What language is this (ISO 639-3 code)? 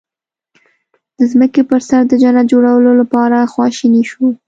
pus